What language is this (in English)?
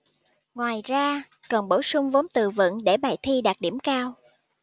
Vietnamese